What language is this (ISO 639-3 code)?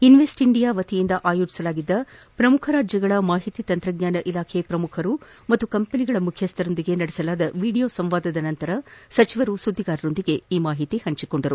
kan